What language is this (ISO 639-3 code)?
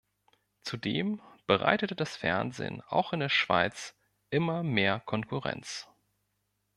deu